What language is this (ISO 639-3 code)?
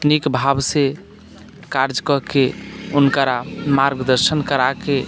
mai